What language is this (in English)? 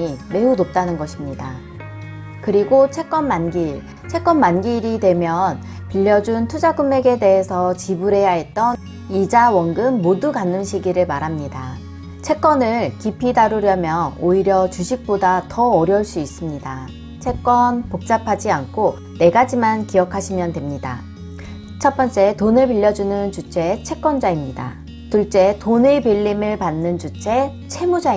Korean